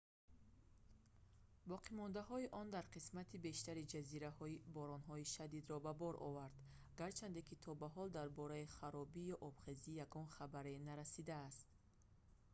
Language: Tajik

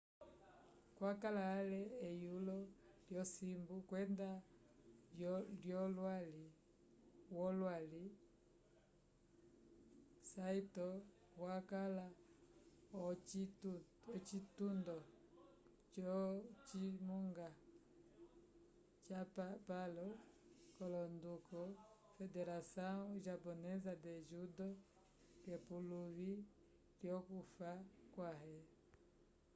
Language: Umbundu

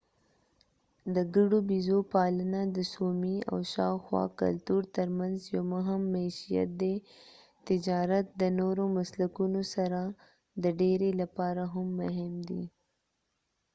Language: Pashto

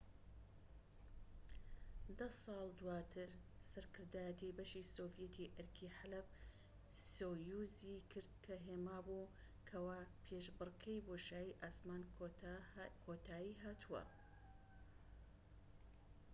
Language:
Central Kurdish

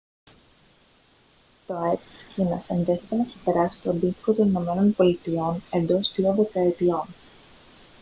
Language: Greek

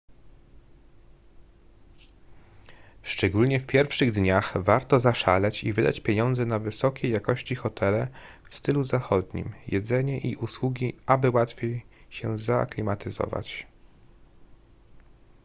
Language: Polish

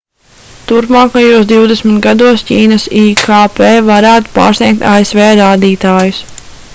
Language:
Latvian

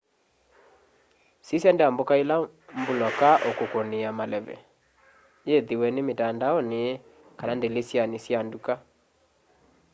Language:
Kamba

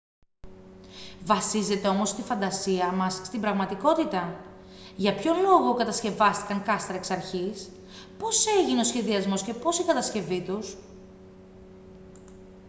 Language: Greek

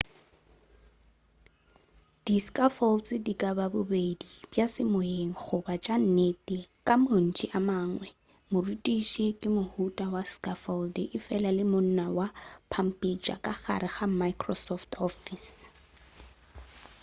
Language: Northern Sotho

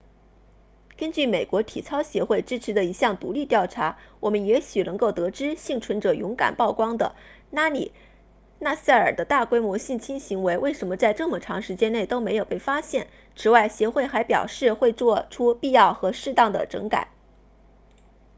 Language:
Chinese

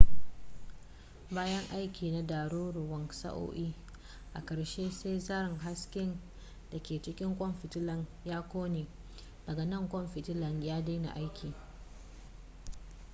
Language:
Hausa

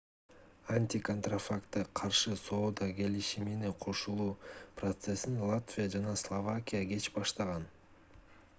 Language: Kyrgyz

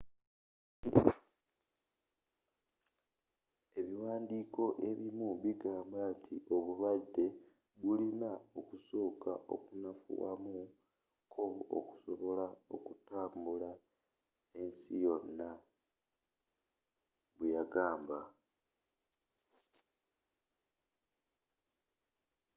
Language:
Ganda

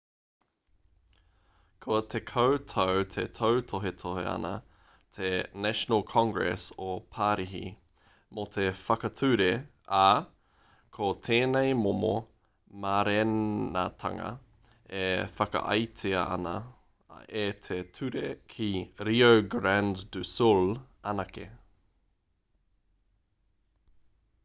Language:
Māori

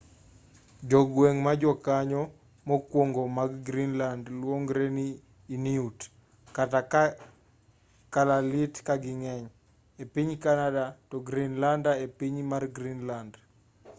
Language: Luo (Kenya and Tanzania)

